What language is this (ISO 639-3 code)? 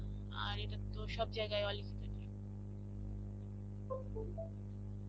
ben